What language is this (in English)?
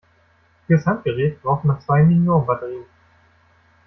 German